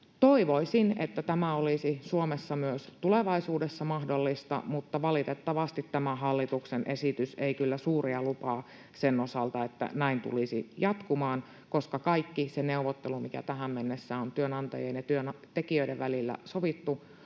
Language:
Finnish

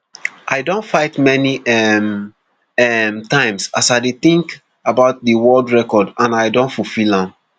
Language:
Nigerian Pidgin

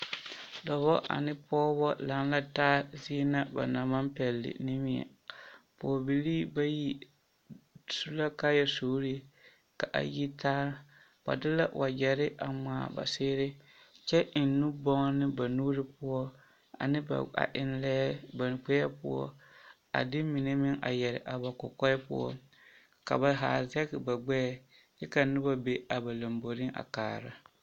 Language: Southern Dagaare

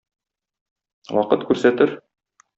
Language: Tatar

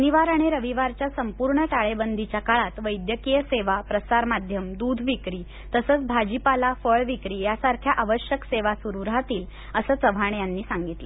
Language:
Marathi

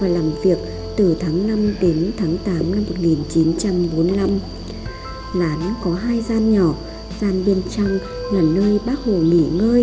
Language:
Vietnamese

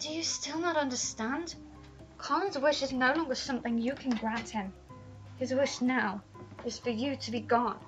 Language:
English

